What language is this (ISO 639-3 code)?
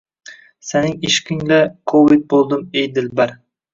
uzb